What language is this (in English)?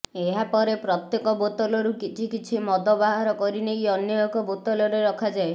Odia